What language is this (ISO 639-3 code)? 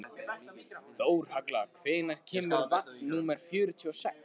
isl